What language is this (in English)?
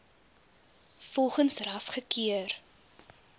Afrikaans